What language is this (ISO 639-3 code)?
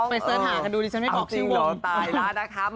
tha